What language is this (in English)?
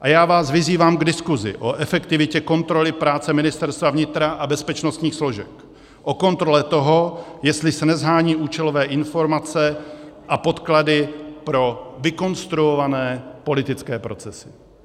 Czech